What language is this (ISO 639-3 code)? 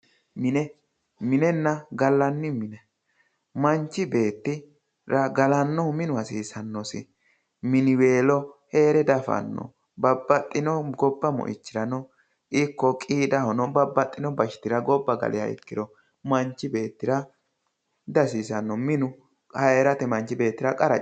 sid